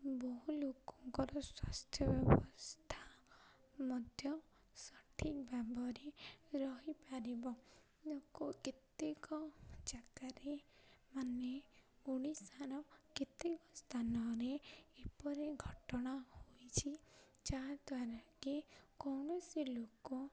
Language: Odia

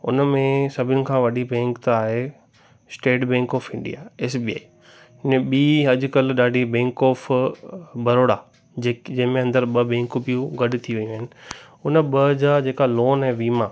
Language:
Sindhi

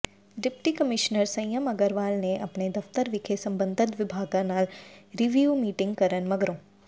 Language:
Punjabi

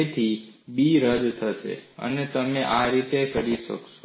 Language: Gujarati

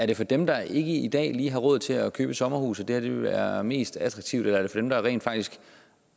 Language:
Danish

